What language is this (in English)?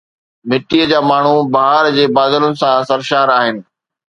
Sindhi